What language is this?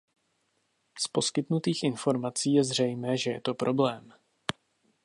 Czech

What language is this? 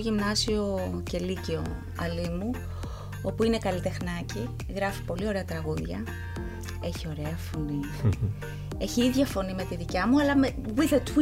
Greek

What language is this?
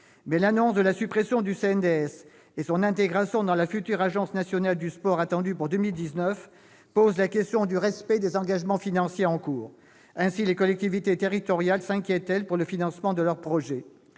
French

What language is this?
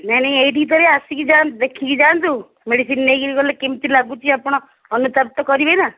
Odia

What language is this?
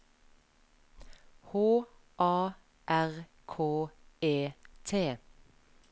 Norwegian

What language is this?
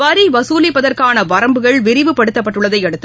Tamil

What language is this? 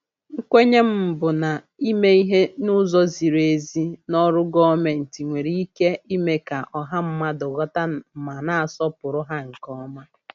Igbo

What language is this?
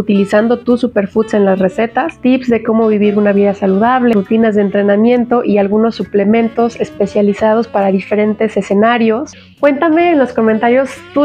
Spanish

